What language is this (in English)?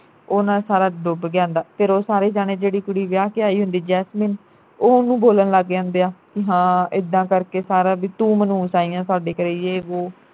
Punjabi